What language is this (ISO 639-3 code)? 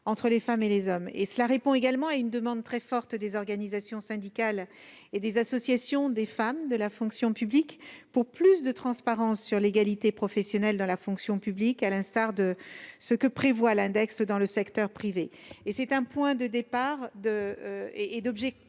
fra